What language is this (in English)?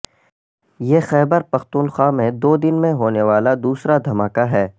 Urdu